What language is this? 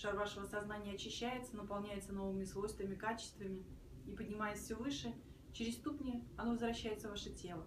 Russian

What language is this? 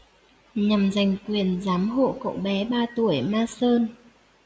Vietnamese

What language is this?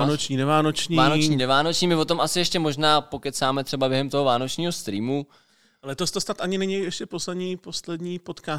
Czech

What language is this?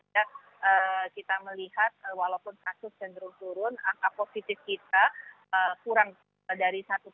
Indonesian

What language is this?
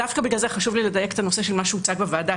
Hebrew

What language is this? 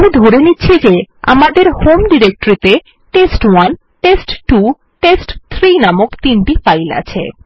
Bangla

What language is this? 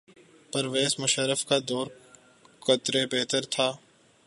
Urdu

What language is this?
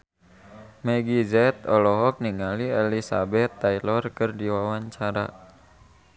Sundanese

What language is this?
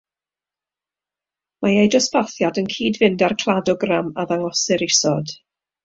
Welsh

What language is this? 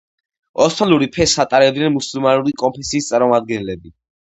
Georgian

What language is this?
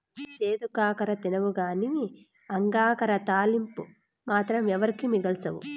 Telugu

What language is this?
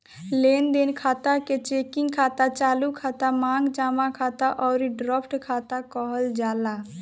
Bhojpuri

